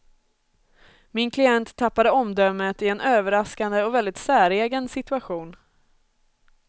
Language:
Swedish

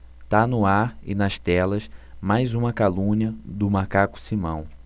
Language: Portuguese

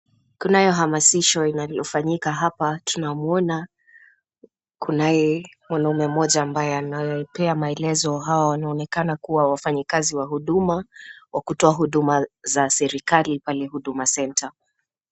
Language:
Swahili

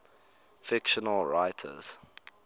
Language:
English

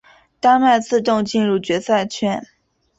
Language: Chinese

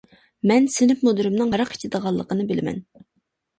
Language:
Uyghur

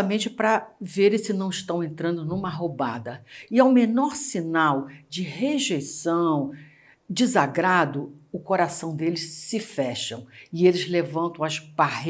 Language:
Portuguese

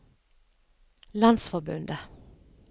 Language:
Norwegian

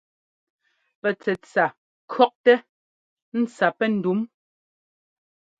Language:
Ngomba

